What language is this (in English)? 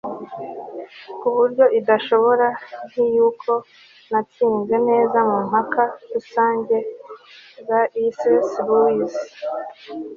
Kinyarwanda